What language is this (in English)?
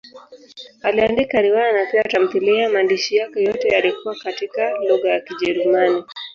Swahili